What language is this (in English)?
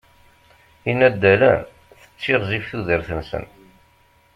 Kabyle